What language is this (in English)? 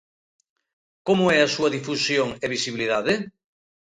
Galician